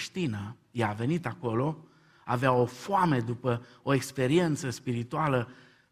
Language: Romanian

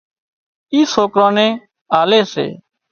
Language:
Wadiyara Koli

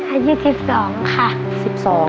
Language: Thai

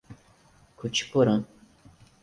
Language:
Portuguese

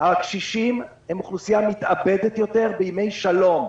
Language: Hebrew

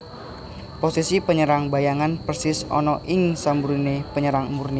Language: Javanese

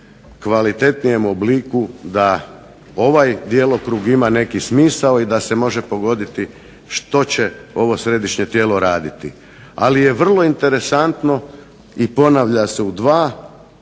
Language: Croatian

